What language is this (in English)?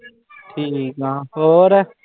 Punjabi